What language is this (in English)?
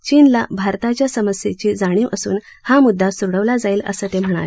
Marathi